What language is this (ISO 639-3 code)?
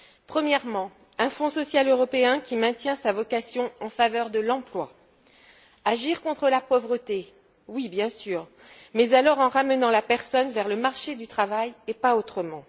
fra